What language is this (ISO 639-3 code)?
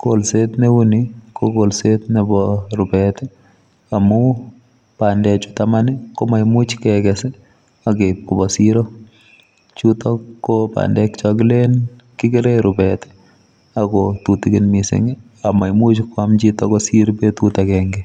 kln